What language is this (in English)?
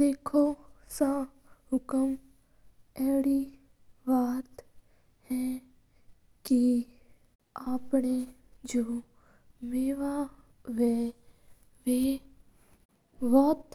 Mewari